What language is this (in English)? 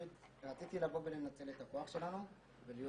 Hebrew